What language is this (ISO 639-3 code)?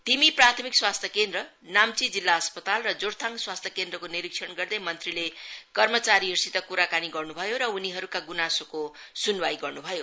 nep